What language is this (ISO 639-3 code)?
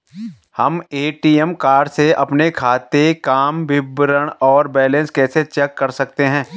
hin